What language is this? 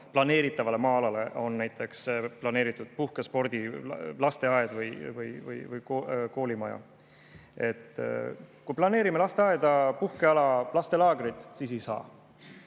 Estonian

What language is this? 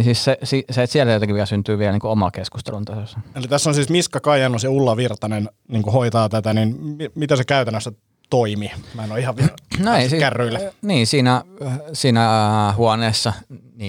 Finnish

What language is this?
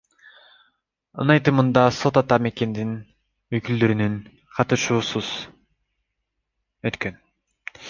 Kyrgyz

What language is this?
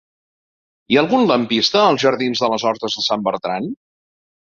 Catalan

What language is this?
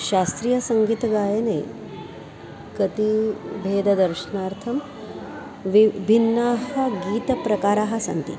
Sanskrit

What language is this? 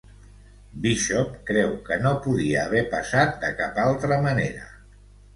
Catalan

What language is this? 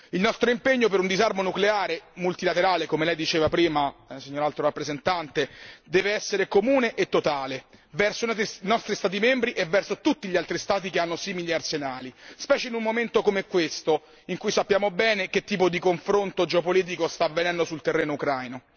Italian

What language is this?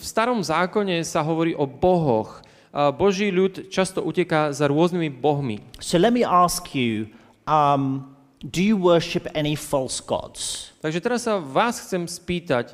Slovak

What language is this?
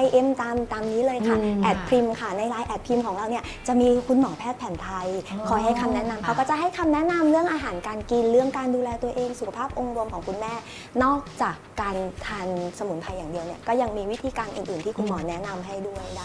Thai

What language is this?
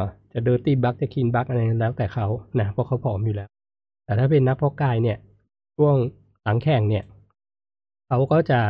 Thai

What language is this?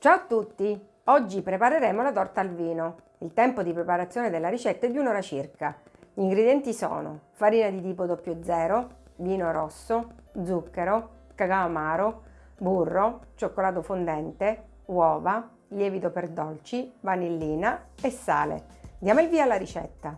Italian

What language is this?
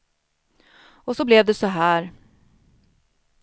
Swedish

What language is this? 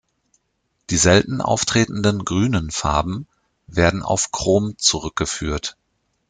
German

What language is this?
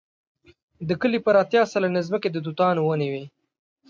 Pashto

